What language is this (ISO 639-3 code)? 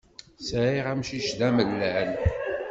kab